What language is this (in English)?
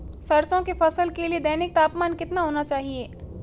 Hindi